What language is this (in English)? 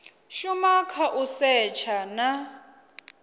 Venda